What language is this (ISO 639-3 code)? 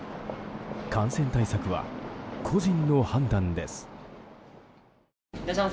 jpn